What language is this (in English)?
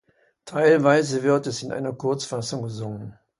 German